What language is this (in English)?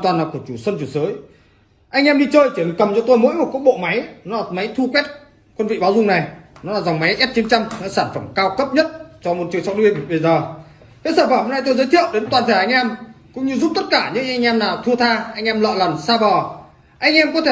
Vietnamese